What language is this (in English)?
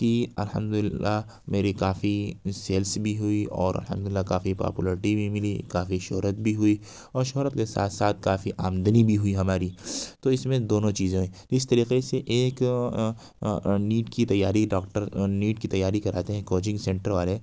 Urdu